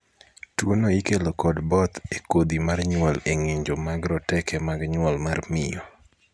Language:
Luo (Kenya and Tanzania)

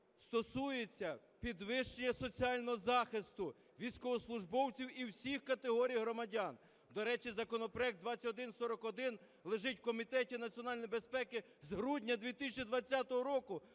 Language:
Ukrainian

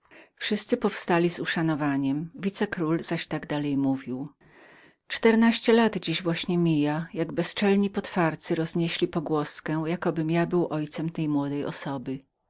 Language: Polish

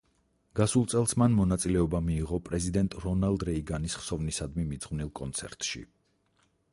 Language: Georgian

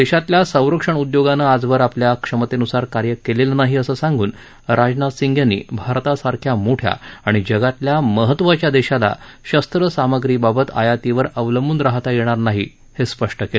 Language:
Marathi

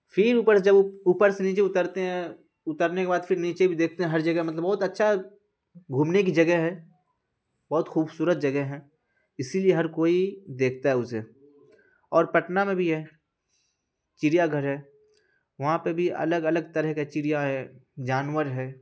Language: Urdu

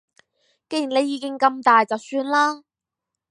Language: Cantonese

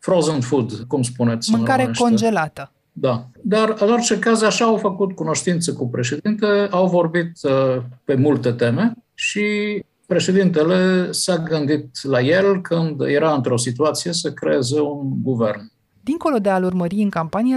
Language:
Romanian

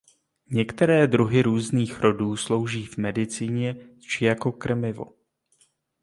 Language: Czech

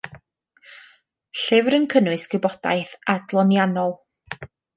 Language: Welsh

